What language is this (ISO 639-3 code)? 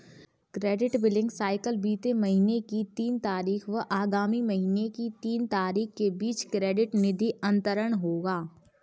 hin